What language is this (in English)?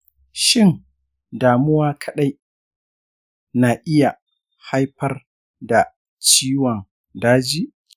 Hausa